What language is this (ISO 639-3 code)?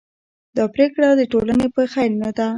pus